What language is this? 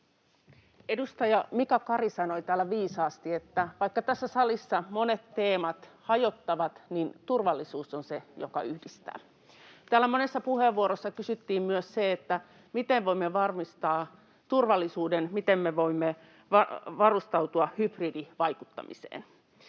Finnish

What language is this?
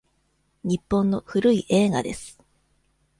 Japanese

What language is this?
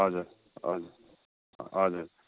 Nepali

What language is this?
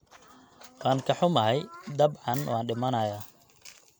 Somali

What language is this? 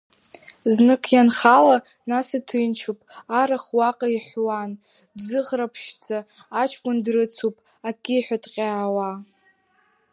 Abkhazian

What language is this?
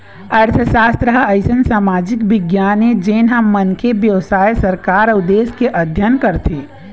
Chhattisgarhi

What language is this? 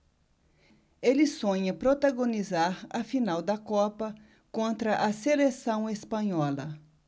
Portuguese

